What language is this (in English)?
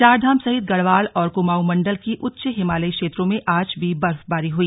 Hindi